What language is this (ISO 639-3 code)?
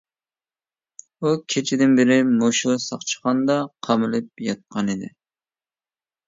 uig